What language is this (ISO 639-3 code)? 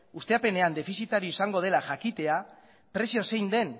eus